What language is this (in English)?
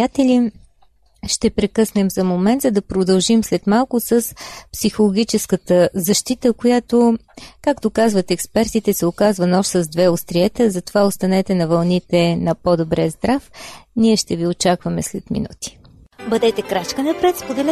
Bulgarian